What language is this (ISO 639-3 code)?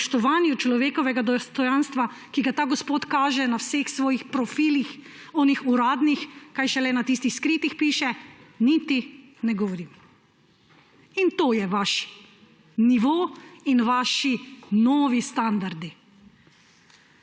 slv